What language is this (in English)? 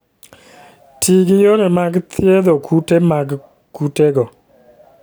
Luo (Kenya and Tanzania)